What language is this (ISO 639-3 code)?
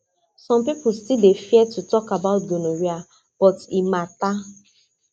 pcm